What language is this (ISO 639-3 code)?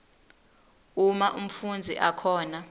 ssw